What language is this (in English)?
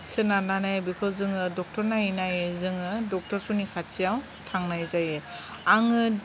Bodo